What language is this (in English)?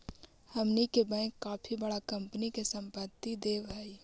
Magahi